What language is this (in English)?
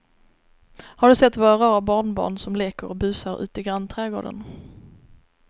Swedish